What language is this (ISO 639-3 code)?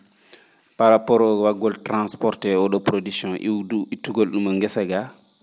ful